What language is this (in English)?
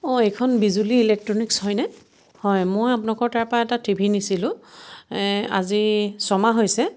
Assamese